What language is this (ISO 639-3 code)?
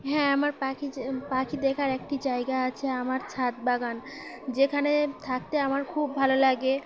ben